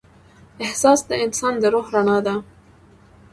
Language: Pashto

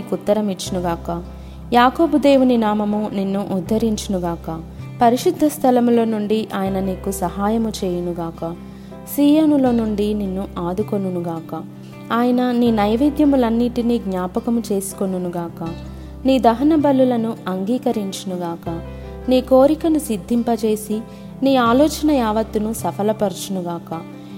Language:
Telugu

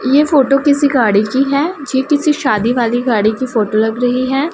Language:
Hindi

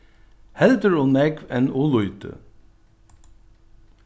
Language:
Faroese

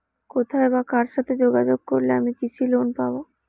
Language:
Bangla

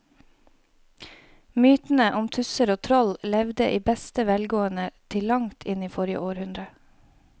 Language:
Norwegian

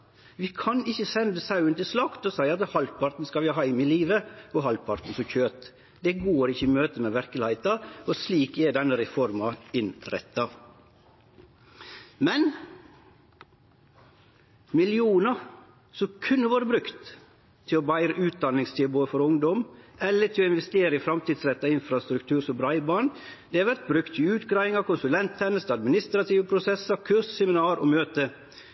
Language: Norwegian Nynorsk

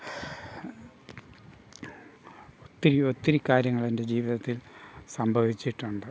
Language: Malayalam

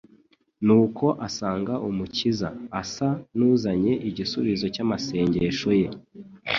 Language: Kinyarwanda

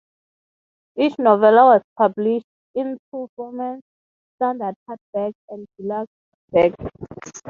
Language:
English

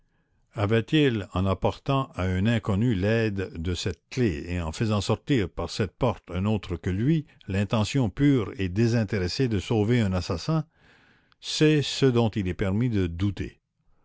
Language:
French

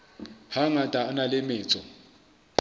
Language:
Southern Sotho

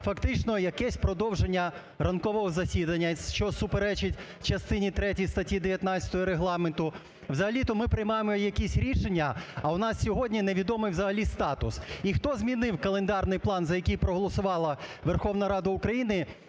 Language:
Ukrainian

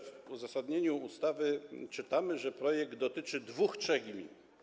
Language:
Polish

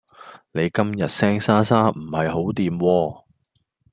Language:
Cantonese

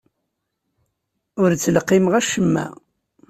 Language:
Kabyle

